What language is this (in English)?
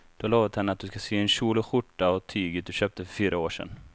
Swedish